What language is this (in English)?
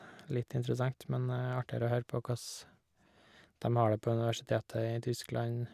Norwegian